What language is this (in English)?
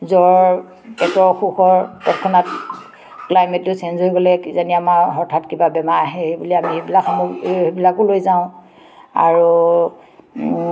Assamese